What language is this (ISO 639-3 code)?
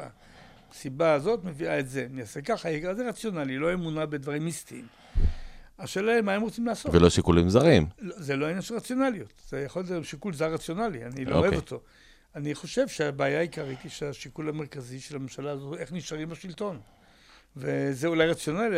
heb